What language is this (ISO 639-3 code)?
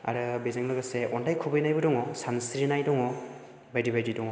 brx